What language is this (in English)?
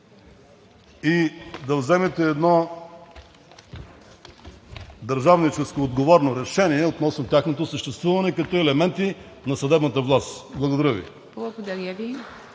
Bulgarian